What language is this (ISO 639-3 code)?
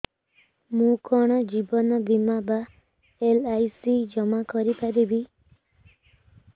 ori